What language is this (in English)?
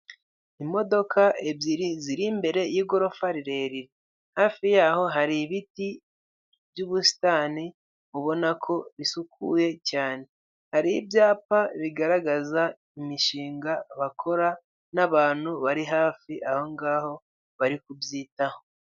Kinyarwanda